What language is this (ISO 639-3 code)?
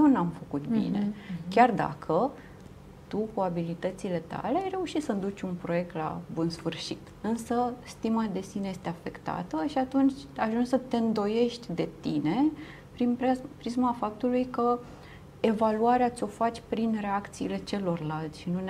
ron